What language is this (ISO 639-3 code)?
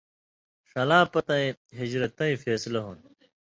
mvy